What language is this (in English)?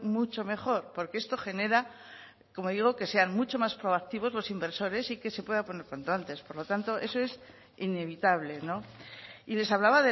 Spanish